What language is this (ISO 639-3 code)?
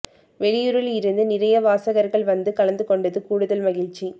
tam